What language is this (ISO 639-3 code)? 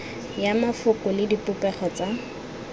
tsn